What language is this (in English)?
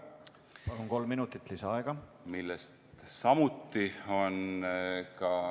Estonian